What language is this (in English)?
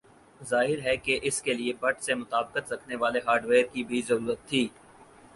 Urdu